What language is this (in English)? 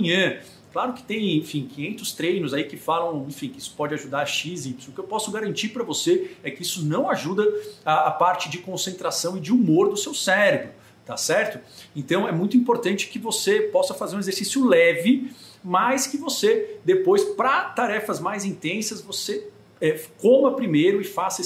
Portuguese